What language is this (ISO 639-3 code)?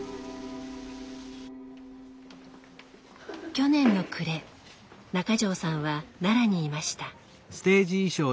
jpn